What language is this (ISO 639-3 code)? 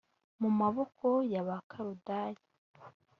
kin